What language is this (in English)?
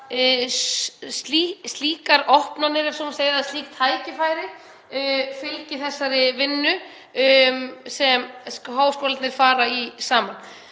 Icelandic